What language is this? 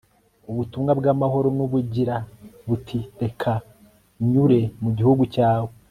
Kinyarwanda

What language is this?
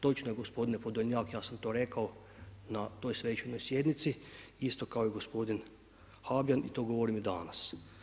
Croatian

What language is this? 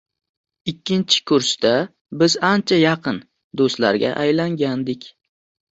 Uzbek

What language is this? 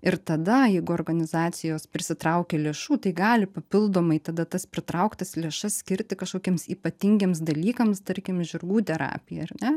Lithuanian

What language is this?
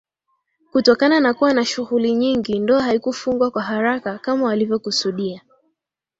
Swahili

